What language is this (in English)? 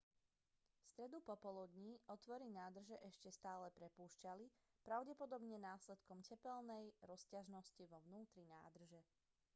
Slovak